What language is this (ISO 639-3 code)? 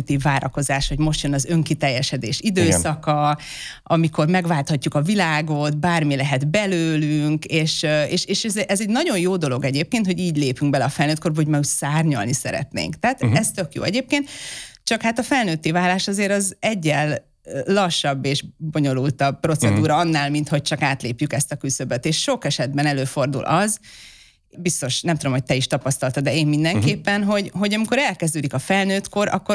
hun